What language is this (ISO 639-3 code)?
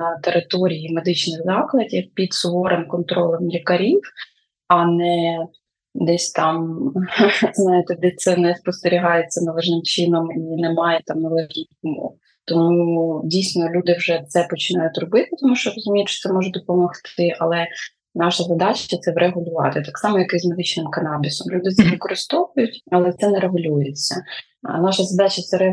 ukr